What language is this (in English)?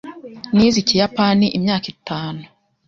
Kinyarwanda